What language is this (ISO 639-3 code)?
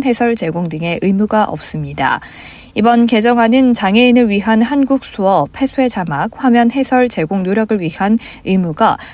kor